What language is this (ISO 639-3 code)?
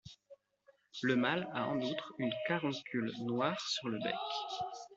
fra